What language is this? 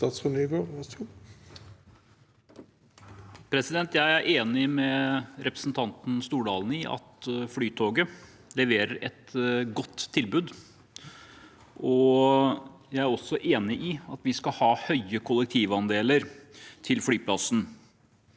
Norwegian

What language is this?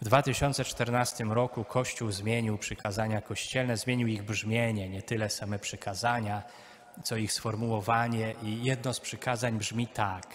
Polish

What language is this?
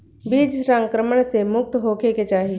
Bhojpuri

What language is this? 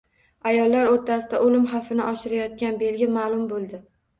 Uzbek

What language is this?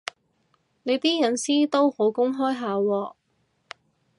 Cantonese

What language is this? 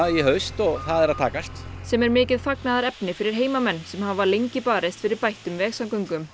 Icelandic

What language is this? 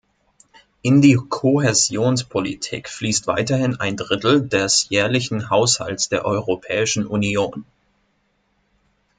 German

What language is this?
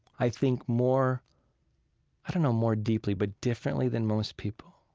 English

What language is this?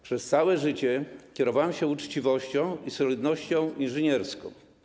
Polish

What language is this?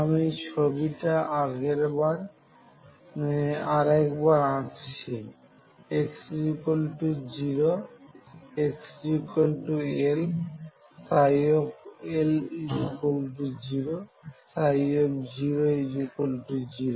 Bangla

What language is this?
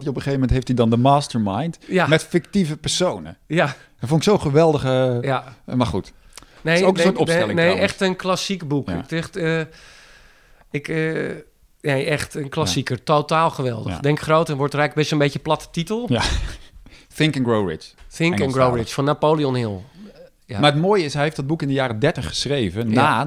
Dutch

